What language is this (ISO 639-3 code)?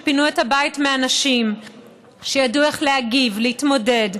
heb